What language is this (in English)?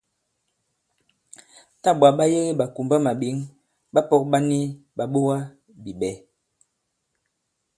Bankon